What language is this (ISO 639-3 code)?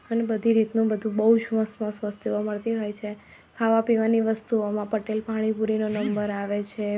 guj